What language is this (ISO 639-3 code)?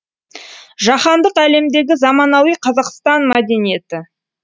kaz